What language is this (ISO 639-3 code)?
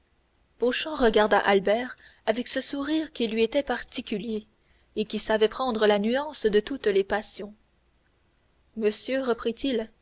fra